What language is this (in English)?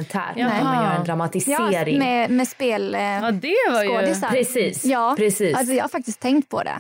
Swedish